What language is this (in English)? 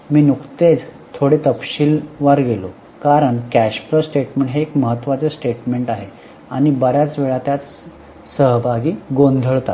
Marathi